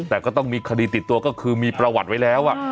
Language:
Thai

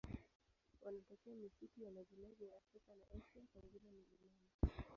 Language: Swahili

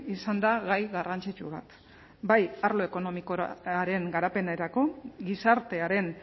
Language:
Basque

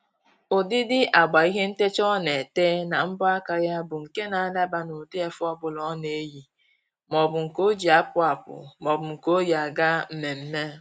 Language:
Igbo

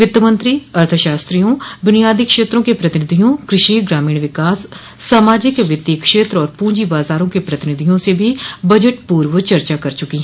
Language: Hindi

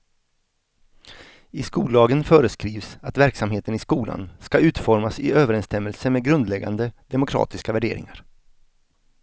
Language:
Swedish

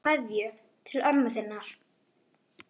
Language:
Icelandic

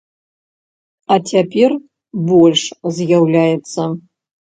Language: Belarusian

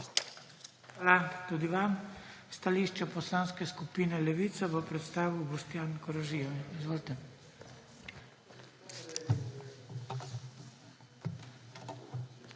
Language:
Slovenian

